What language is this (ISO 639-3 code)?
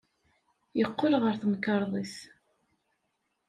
kab